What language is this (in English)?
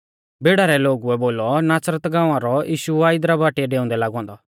Mahasu Pahari